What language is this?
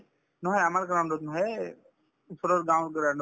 Assamese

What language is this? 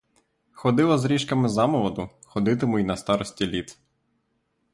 Ukrainian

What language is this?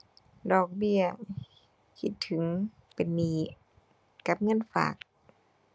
Thai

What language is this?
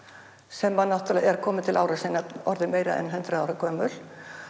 Icelandic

